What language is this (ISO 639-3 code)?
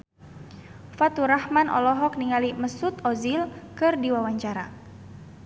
sun